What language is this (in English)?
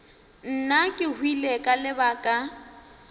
Northern Sotho